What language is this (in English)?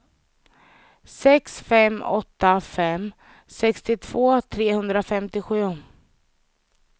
Swedish